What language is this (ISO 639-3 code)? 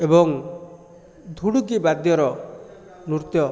ori